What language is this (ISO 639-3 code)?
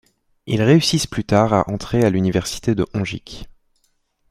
fra